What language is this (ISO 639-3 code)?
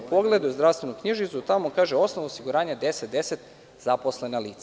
srp